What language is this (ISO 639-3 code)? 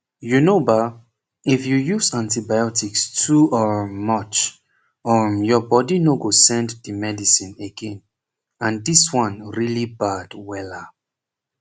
pcm